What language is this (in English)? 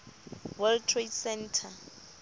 Southern Sotho